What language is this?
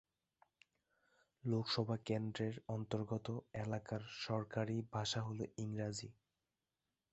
Bangla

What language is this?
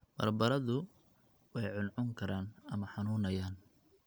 Somali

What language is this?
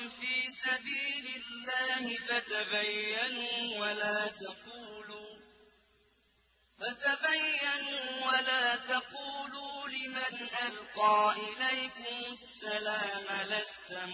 Arabic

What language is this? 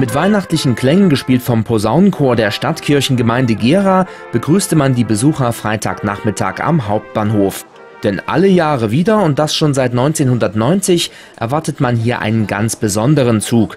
German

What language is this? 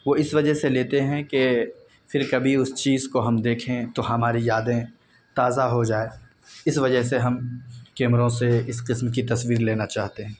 Urdu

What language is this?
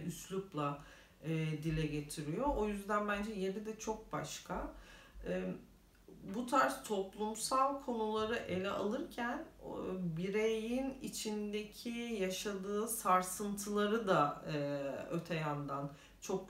Turkish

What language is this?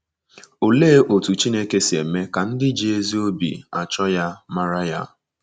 Igbo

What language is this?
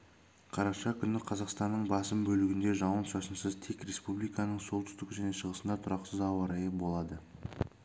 Kazakh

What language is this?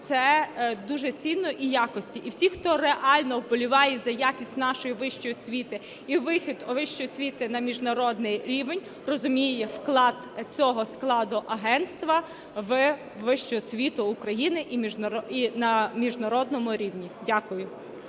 Ukrainian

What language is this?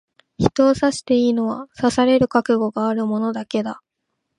Japanese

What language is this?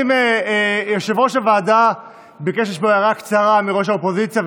Hebrew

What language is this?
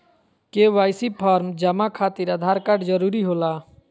Magahi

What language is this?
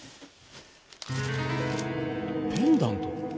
Japanese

